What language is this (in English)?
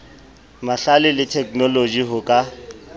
Southern Sotho